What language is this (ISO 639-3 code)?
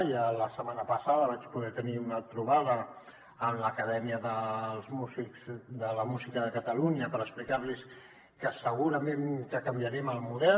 cat